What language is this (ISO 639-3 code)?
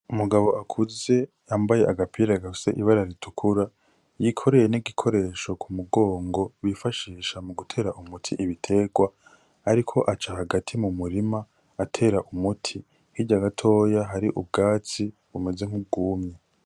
run